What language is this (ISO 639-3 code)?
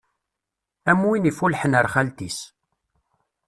kab